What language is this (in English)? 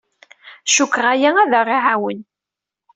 Kabyle